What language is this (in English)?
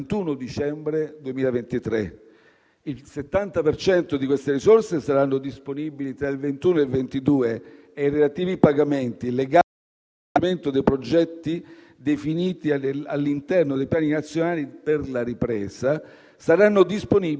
Italian